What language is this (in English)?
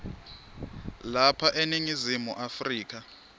Swati